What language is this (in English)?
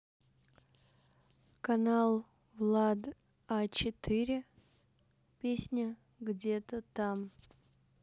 Russian